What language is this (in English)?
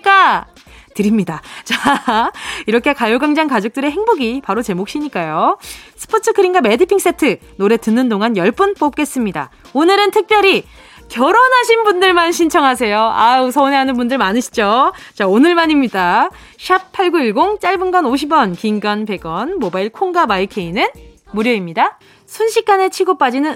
Korean